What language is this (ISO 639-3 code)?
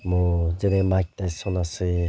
asm